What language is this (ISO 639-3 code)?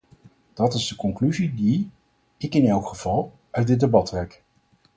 nld